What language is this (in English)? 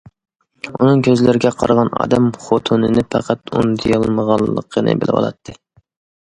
Uyghur